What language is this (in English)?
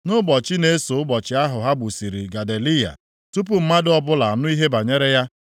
Igbo